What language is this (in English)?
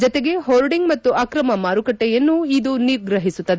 Kannada